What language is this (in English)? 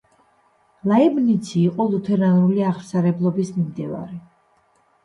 Georgian